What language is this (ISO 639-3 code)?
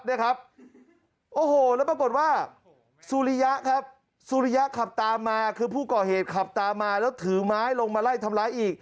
tha